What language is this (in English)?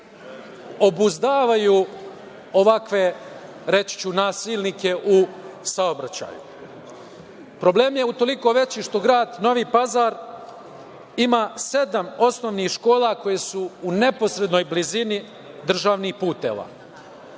Serbian